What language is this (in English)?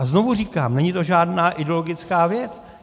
Czech